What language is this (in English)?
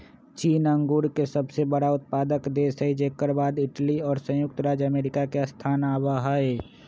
Magahi